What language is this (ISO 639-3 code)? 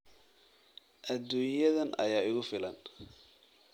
som